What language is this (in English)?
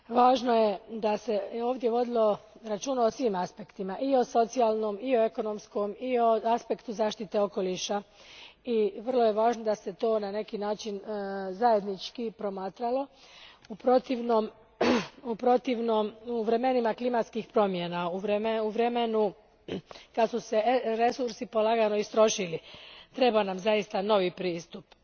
Croatian